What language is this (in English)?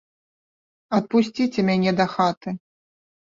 Belarusian